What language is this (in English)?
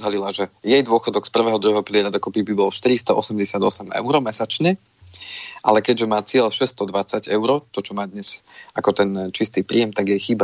Slovak